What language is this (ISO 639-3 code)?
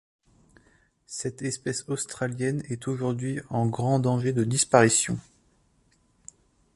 fra